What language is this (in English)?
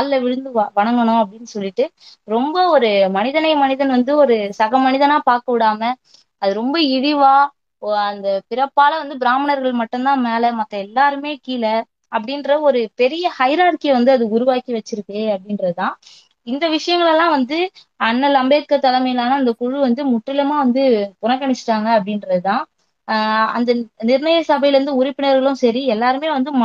Tamil